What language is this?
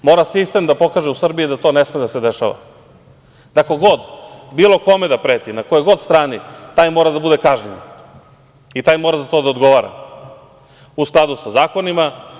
Serbian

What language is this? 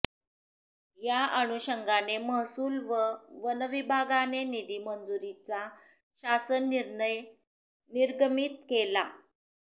Marathi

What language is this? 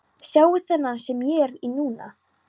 Icelandic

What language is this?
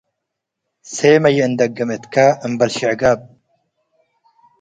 Tigre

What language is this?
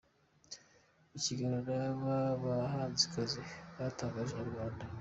Kinyarwanda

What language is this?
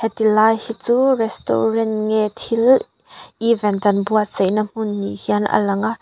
Mizo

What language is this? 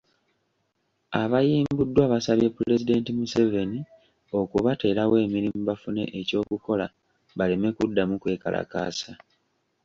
Ganda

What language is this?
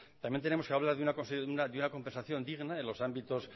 Spanish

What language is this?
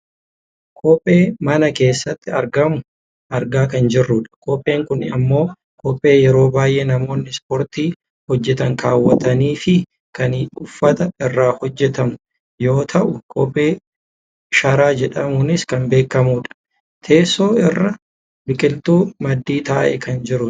Oromo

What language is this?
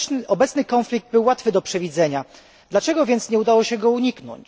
Polish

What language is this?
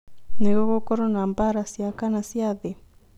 Kikuyu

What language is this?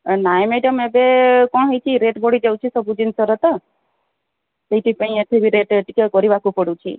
Odia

